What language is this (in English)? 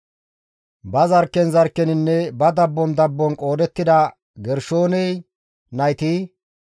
Gamo